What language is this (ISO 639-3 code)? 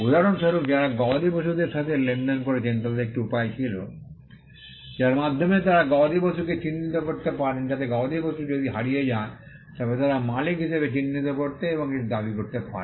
ben